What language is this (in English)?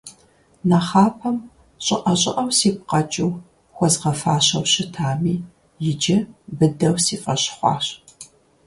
Kabardian